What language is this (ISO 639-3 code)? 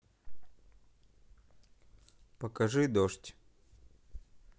rus